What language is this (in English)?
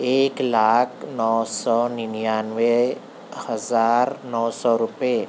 Urdu